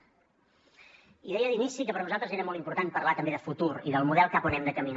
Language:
Catalan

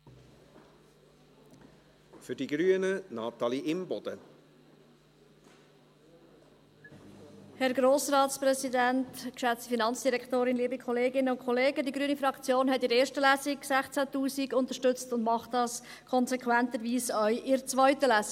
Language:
Swiss German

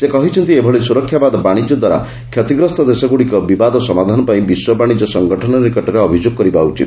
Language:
Odia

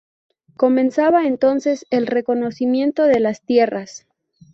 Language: Spanish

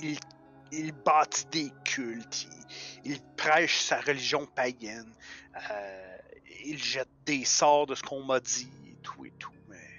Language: French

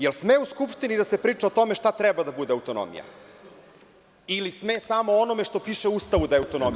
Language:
Serbian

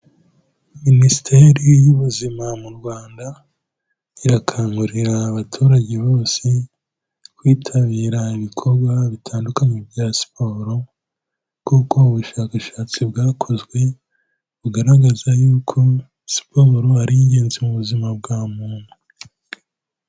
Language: Kinyarwanda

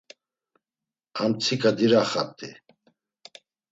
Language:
Laz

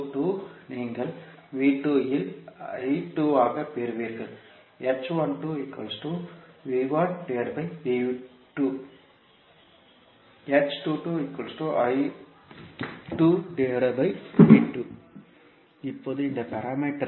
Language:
Tamil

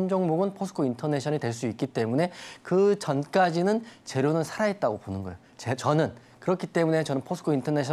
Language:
Korean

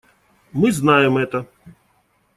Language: Russian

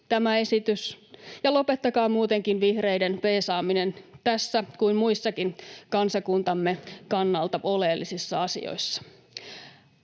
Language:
Finnish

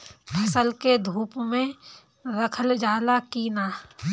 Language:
Bhojpuri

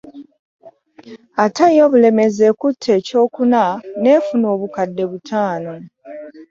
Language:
Ganda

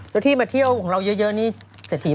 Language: Thai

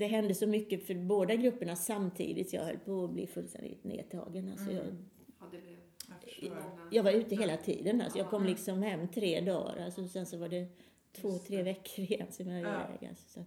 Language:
Swedish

